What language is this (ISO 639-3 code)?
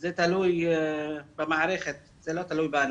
heb